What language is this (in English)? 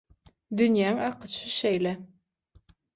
Turkmen